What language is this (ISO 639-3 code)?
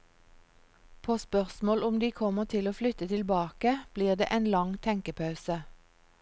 nor